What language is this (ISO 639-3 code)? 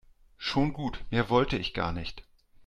deu